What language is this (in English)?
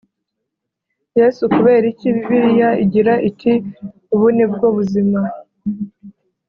Kinyarwanda